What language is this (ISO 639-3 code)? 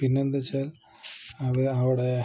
mal